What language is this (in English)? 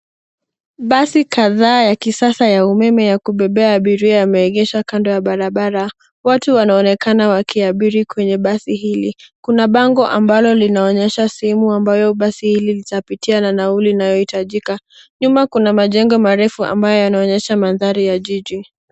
Swahili